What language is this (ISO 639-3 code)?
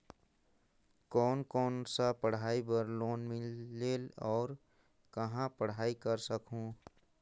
hne